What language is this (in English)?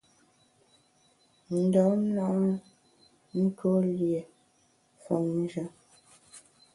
Bamun